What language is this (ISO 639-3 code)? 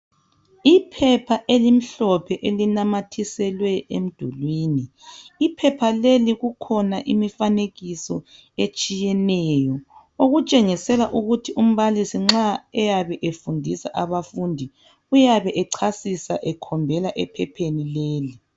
nde